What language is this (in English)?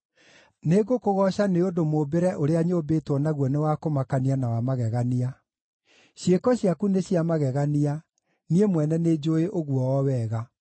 Kikuyu